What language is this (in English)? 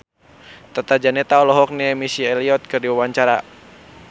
Sundanese